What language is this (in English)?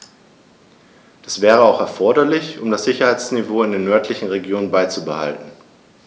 German